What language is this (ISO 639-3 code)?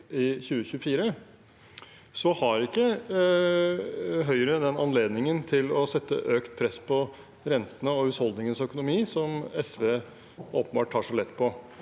nor